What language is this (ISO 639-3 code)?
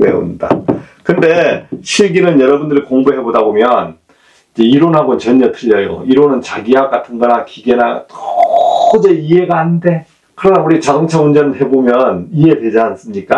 kor